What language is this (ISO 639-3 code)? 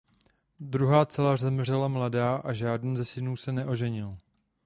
ces